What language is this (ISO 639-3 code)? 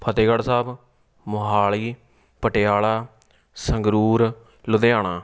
pan